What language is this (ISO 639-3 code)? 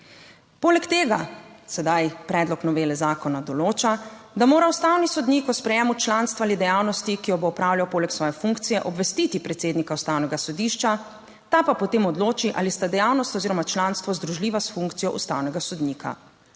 slv